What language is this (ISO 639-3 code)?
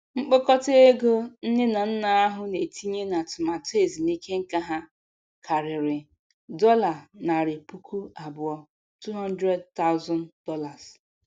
ibo